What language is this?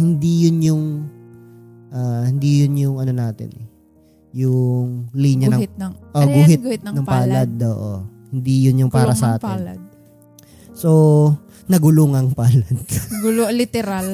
Filipino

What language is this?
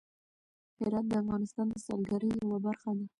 Pashto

